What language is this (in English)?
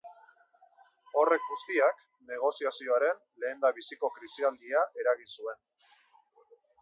Basque